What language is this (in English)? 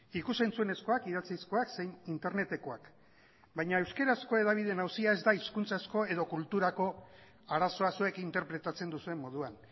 Basque